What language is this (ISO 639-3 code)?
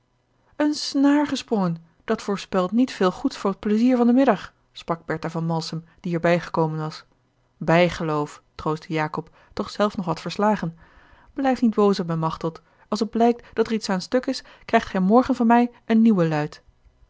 nld